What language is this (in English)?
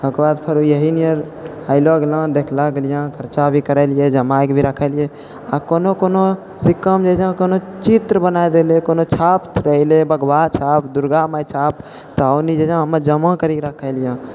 Maithili